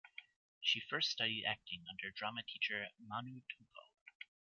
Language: English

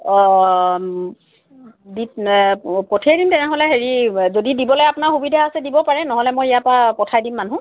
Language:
Assamese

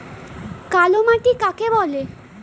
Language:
Bangla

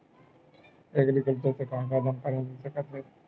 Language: Chhattisgarhi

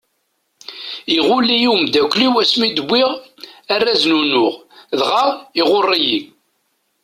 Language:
Kabyle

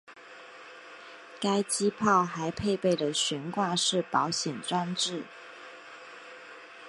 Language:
Chinese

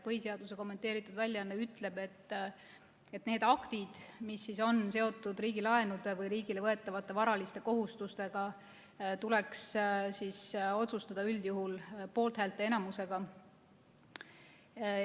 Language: Estonian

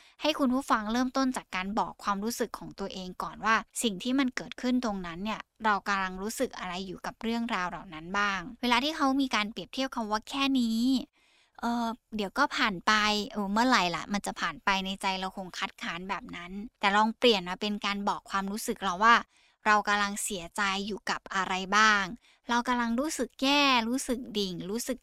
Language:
Thai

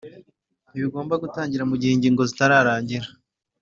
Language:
Kinyarwanda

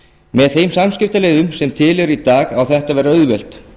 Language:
Icelandic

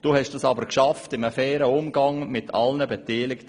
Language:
Swiss German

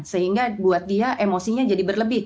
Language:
Indonesian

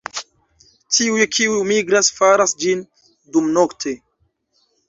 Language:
Esperanto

